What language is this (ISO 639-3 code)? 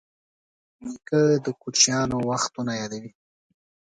pus